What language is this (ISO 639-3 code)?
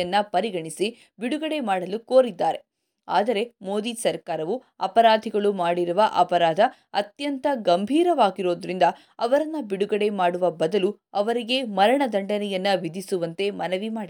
kan